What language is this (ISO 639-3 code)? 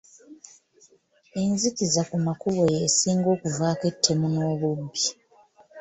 lug